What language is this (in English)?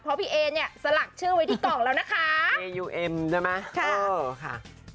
Thai